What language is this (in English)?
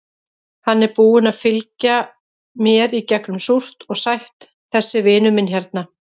Icelandic